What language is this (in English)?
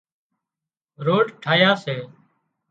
Wadiyara Koli